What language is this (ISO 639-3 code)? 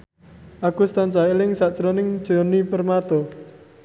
jav